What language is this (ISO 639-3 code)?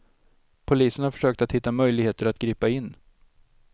swe